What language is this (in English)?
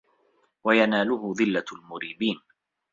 Arabic